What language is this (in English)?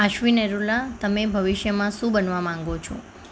Gujarati